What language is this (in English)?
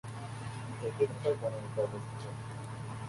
Bangla